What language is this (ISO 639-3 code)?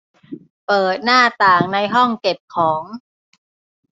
tha